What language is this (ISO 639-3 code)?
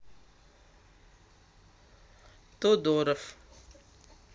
rus